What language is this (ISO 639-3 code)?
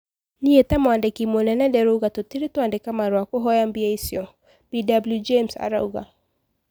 kik